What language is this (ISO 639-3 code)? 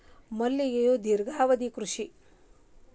kan